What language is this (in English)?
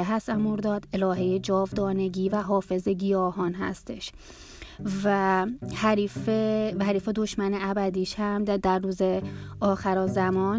Persian